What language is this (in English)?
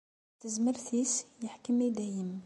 Kabyle